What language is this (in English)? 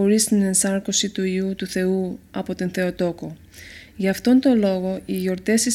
Greek